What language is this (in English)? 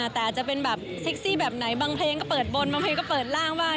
Thai